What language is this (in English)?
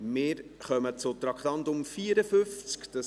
Swiss German